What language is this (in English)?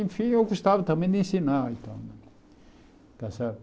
Portuguese